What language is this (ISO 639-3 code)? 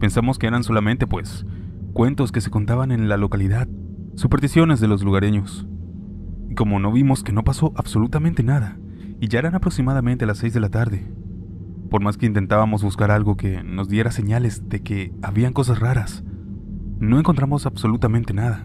spa